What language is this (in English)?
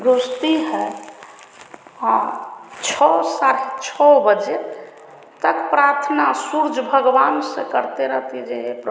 Hindi